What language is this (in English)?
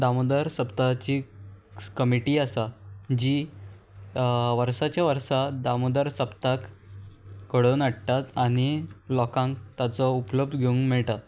Konkani